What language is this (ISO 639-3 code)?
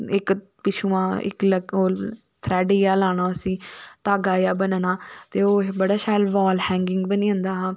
doi